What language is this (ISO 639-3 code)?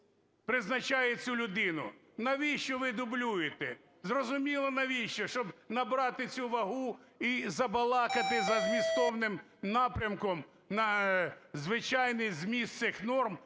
ukr